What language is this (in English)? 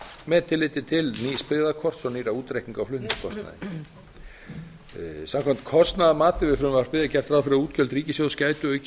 Icelandic